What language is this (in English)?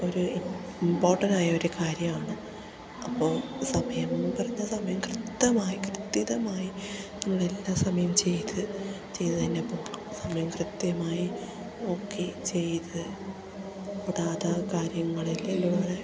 Malayalam